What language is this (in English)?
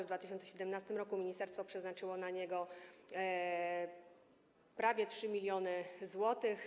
Polish